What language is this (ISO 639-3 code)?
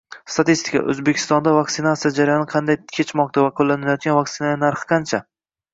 uzb